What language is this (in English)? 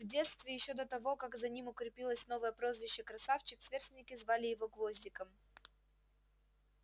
Russian